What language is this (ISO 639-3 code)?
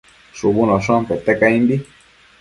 mcf